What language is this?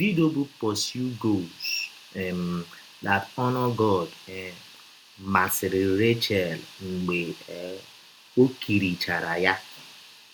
Igbo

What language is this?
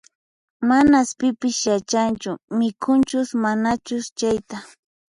Puno Quechua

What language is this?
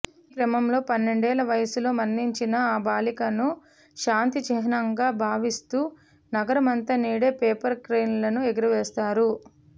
Telugu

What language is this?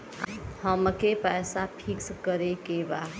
Bhojpuri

